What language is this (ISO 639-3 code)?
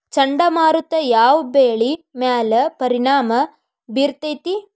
kan